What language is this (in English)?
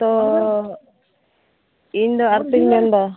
Santali